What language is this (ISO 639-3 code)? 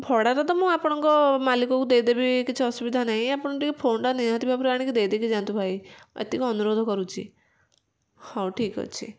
ori